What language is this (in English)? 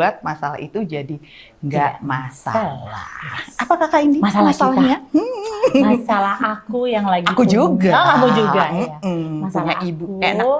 Indonesian